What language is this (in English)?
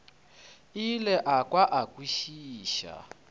Northern Sotho